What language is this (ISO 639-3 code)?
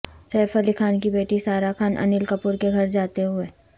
urd